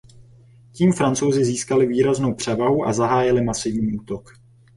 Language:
Czech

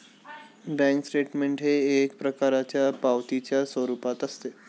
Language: Marathi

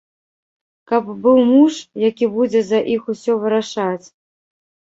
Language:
Belarusian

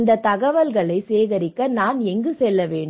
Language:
Tamil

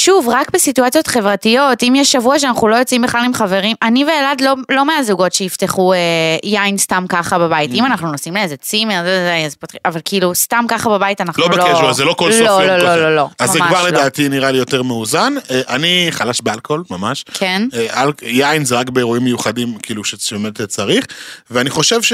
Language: Hebrew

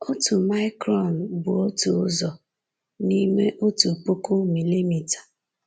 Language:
Igbo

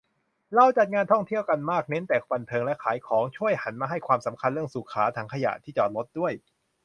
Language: Thai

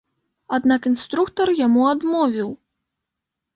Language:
Belarusian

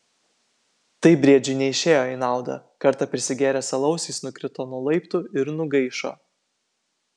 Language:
Lithuanian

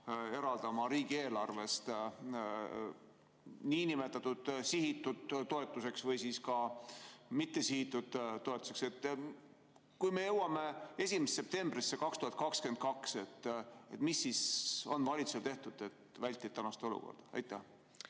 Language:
Estonian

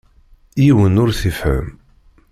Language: Kabyle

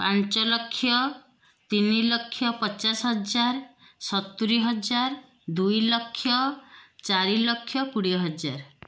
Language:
Odia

